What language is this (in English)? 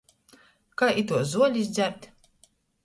Latgalian